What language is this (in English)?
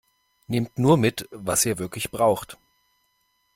German